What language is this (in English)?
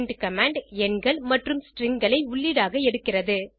Tamil